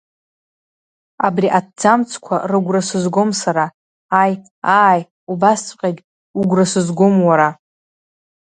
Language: Abkhazian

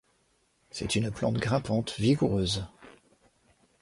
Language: French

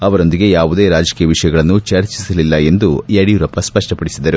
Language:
Kannada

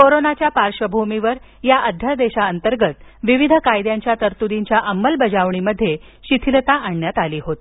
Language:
Marathi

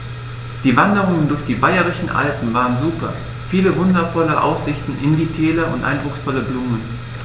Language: German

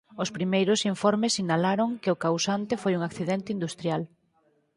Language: Galician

